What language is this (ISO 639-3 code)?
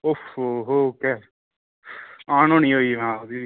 doi